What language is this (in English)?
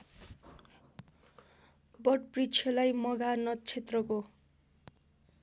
Nepali